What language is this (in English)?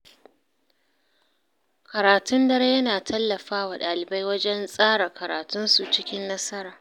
Hausa